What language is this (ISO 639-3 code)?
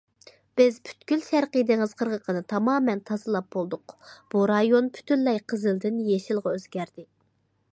uig